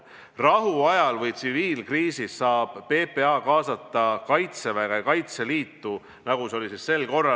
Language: Estonian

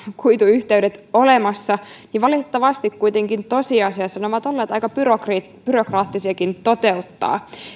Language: Finnish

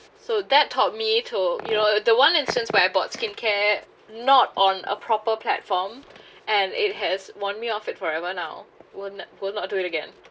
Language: English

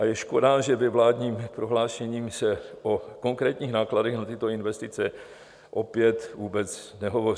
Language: Czech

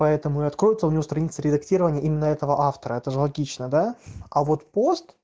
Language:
Russian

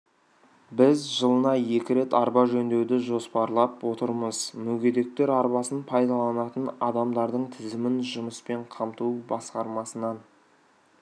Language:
Kazakh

